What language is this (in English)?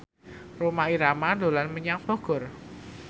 Javanese